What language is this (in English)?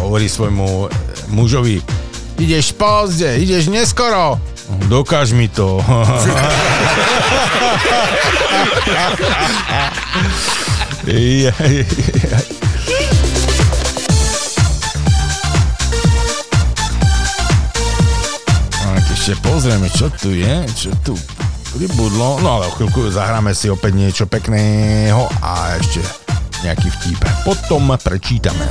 Slovak